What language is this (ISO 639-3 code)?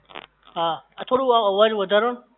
guj